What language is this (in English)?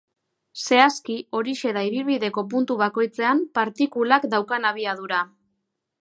Basque